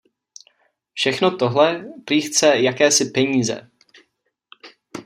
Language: Czech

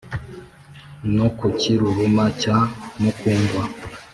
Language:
Kinyarwanda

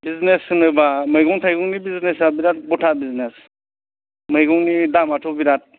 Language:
Bodo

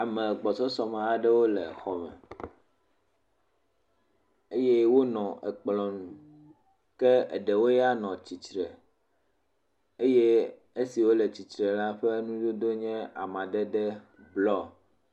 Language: Ewe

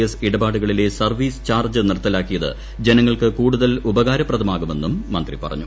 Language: Malayalam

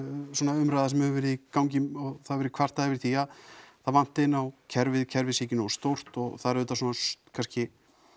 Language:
Icelandic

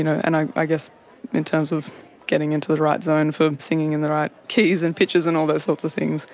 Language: English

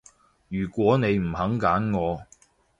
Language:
Cantonese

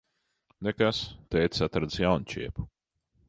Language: Latvian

